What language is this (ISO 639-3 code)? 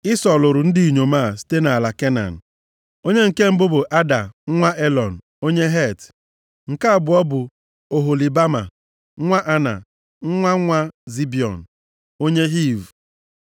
ibo